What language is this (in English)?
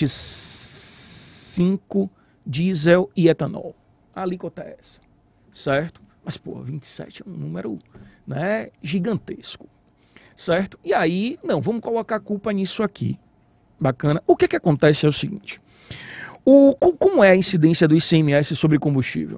Portuguese